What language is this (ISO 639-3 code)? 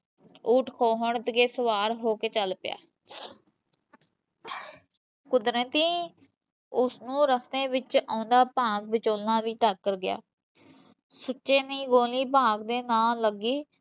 pan